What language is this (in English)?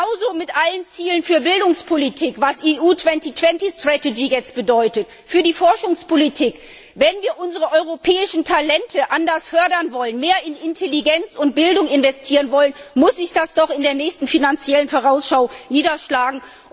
German